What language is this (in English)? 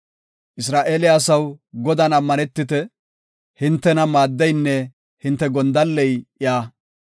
Gofa